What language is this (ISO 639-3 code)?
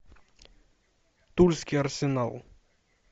rus